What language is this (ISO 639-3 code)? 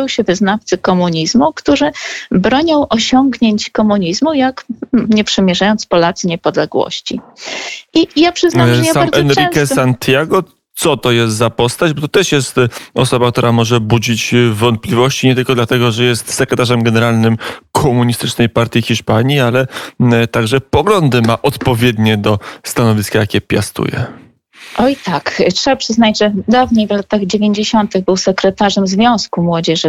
pol